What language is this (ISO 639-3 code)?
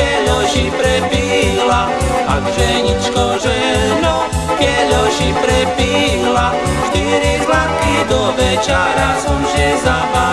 slk